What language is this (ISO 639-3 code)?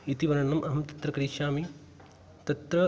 san